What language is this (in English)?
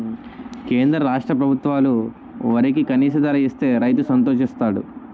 Telugu